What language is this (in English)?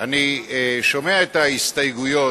Hebrew